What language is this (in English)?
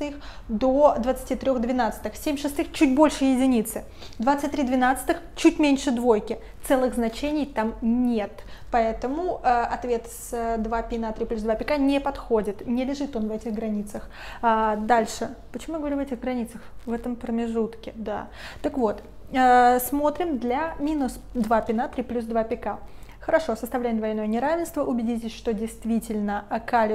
Russian